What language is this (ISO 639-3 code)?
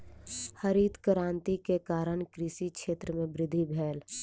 mai